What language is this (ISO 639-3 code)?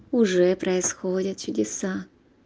rus